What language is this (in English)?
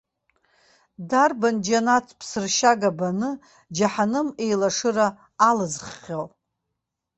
Abkhazian